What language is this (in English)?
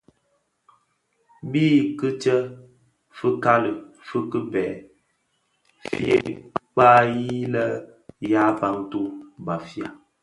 Bafia